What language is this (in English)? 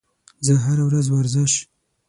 Pashto